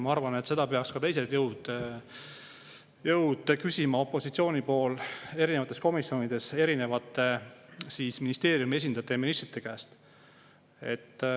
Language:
Estonian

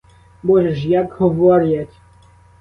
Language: Ukrainian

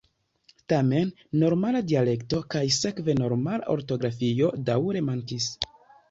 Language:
Esperanto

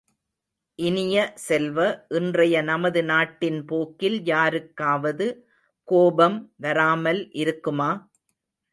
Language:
Tamil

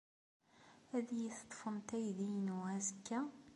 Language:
Kabyle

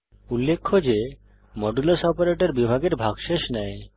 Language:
Bangla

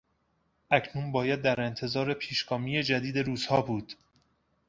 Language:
Persian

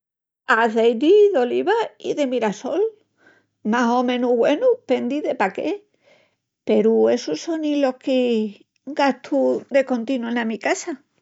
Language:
Extremaduran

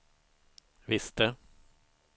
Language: Swedish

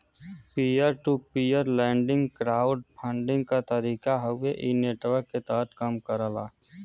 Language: Bhojpuri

